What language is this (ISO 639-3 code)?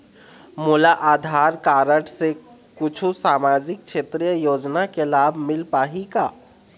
hne